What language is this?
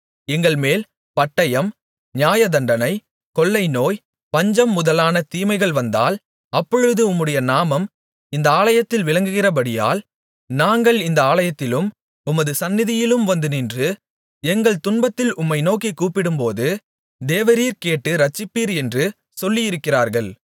Tamil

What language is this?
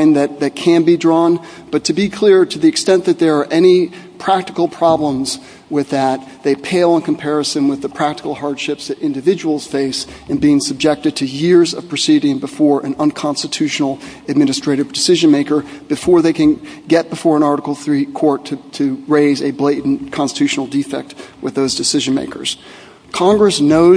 English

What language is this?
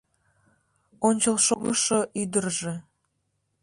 Mari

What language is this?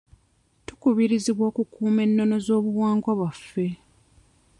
Ganda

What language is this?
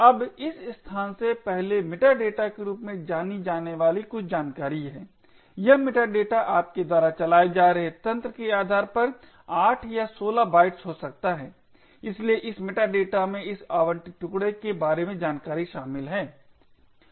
Hindi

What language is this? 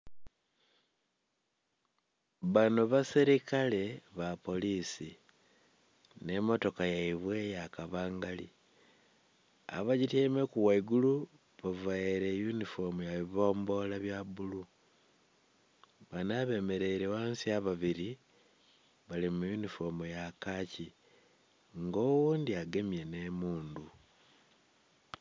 Soga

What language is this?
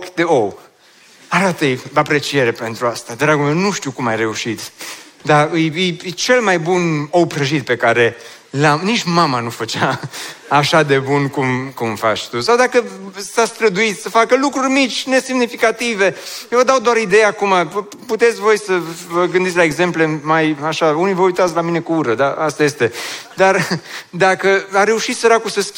Romanian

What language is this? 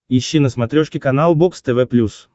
Russian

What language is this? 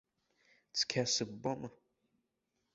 Abkhazian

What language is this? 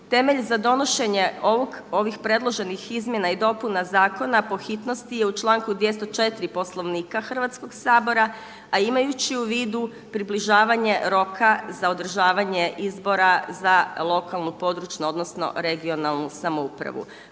Croatian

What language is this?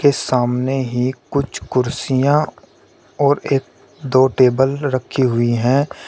Hindi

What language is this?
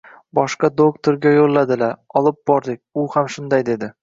Uzbek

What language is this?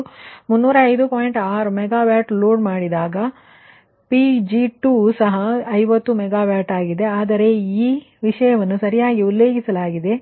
Kannada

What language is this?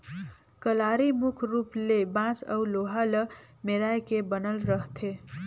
Chhattisgarhi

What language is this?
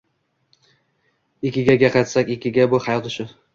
Uzbek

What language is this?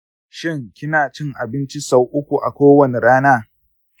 Hausa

